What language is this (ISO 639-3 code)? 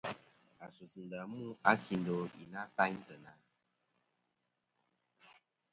bkm